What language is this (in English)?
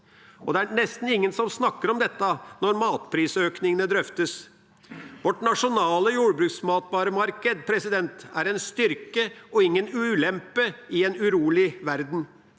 Norwegian